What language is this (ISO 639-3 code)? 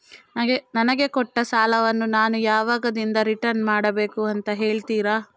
kan